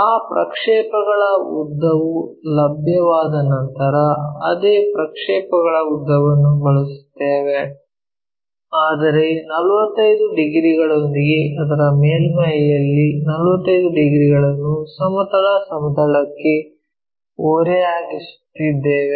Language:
Kannada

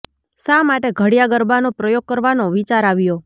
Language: Gujarati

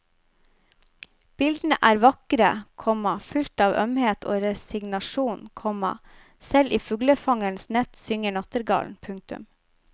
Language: Norwegian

